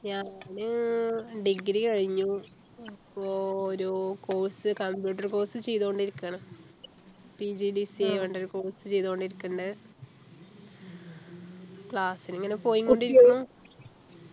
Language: Malayalam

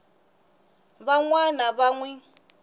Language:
Tsonga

